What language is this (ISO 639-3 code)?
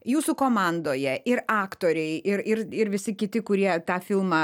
lit